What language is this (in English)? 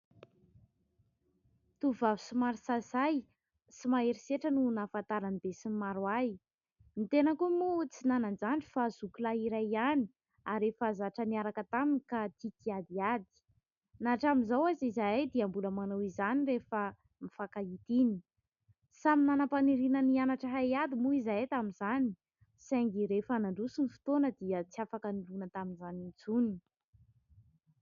Malagasy